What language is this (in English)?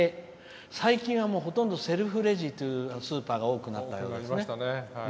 Japanese